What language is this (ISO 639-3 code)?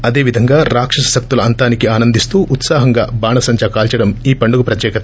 tel